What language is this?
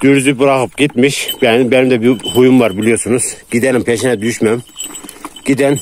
Turkish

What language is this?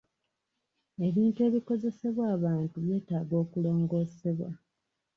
Ganda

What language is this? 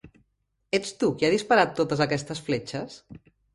Catalan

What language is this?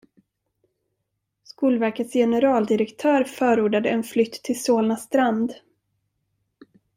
Swedish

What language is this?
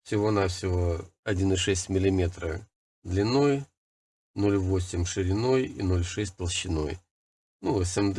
Russian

